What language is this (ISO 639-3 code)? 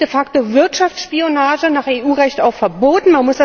deu